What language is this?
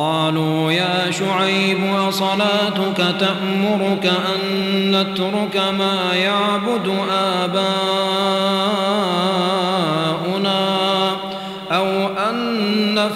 Arabic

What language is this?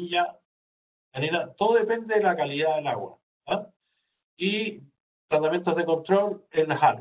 Spanish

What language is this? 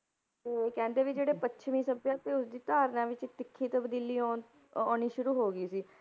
Punjabi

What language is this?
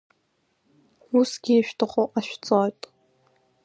Abkhazian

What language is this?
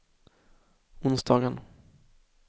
Swedish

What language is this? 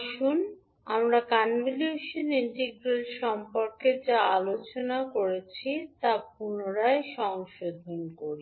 Bangla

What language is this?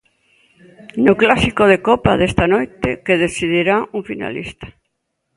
Galician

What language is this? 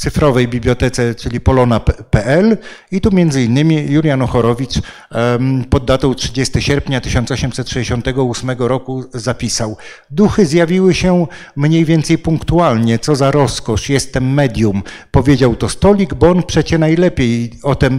Polish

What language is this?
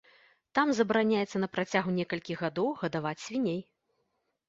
Belarusian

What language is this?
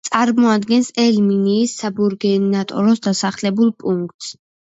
Georgian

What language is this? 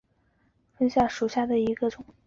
Chinese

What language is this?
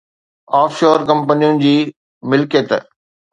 Sindhi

